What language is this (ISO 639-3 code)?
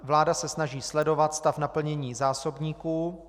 ces